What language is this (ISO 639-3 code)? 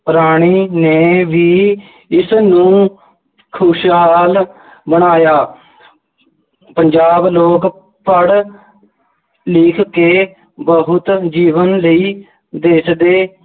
pan